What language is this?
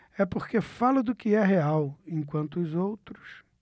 Portuguese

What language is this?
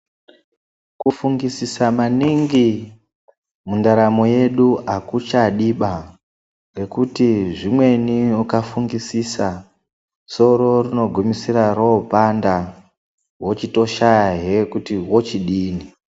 Ndau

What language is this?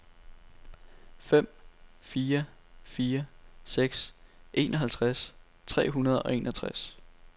Danish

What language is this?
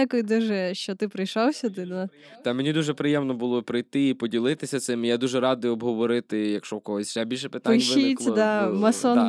Ukrainian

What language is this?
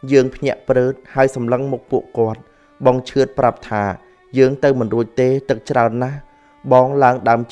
Thai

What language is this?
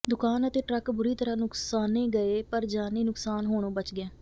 Punjabi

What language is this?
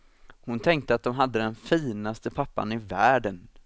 Swedish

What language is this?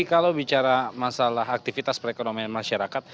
Indonesian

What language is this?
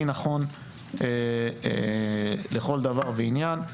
Hebrew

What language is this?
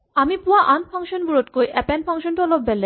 Assamese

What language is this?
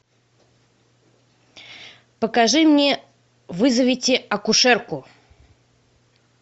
Russian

